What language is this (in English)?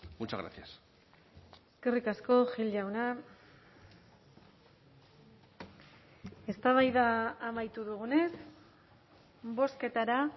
Basque